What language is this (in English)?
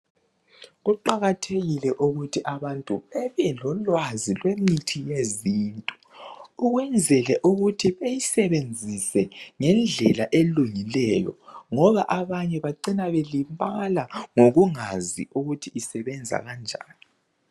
North Ndebele